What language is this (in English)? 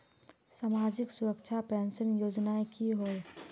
Magahi